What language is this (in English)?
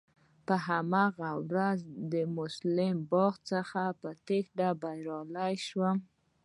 Pashto